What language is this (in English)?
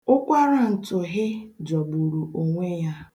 Igbo